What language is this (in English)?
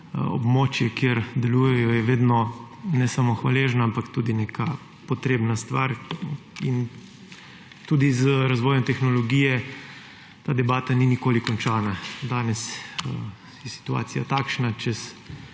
Slovenian